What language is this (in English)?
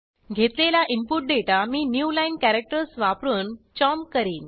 Marathi